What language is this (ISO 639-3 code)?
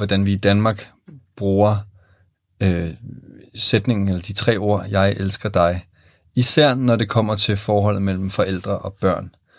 dan